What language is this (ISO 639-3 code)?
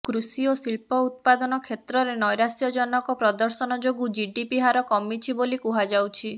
ori